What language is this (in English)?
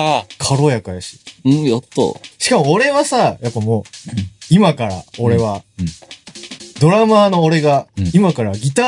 Japanese